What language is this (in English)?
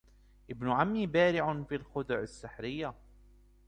Arabic